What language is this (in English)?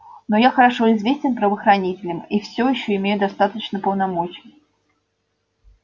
Russian